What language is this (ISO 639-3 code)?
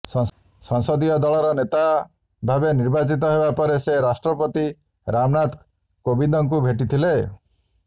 ori